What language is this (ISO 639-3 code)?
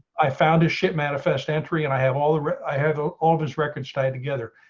eng